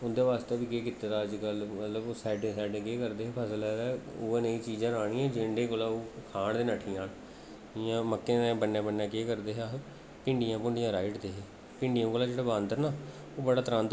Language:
Dogri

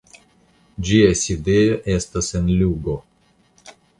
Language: Esperanto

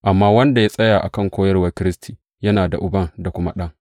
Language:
Hausa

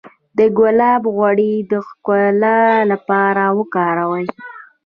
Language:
Pashto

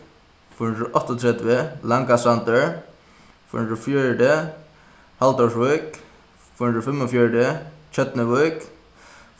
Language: Faroese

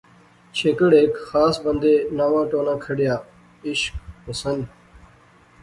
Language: Pahari-Potwari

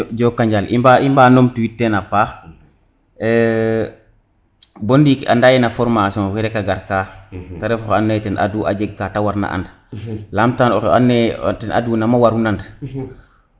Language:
Serer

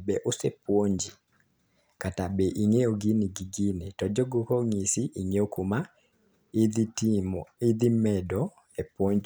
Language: Luo (Kenya and Tanzania)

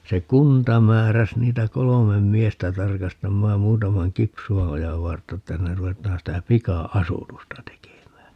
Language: Finnish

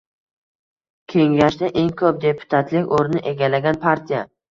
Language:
Uzbek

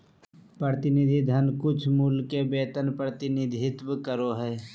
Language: Magahi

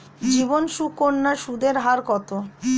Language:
Bangla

